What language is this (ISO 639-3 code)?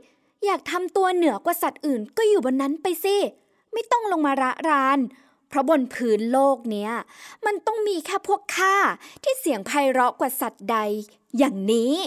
tha